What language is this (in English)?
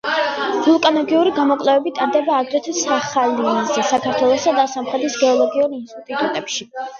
Georgian